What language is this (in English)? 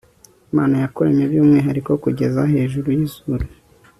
Kinyarwanda